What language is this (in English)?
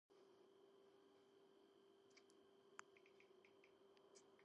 Georgian